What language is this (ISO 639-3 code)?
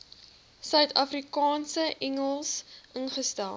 afr